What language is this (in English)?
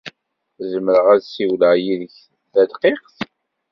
Kabyle